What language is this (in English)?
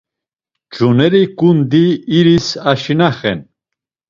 Laz